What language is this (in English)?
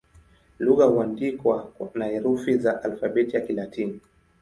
Swahili